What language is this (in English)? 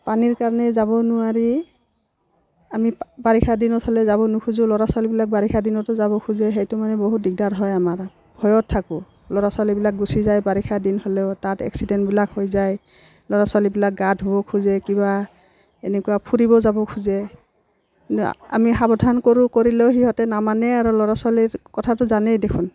Assamese